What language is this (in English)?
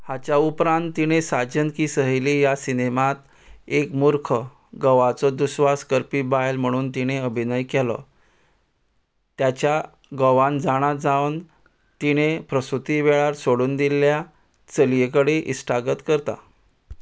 Konkani